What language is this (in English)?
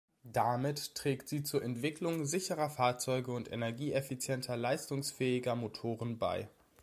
German